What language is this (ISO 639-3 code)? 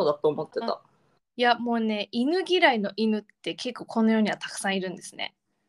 jpn